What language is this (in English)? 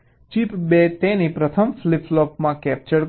Gujarati